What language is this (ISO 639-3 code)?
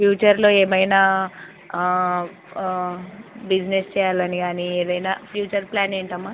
tel